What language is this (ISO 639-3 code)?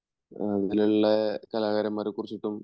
mal